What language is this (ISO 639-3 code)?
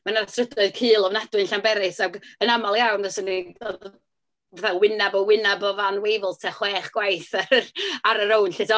cym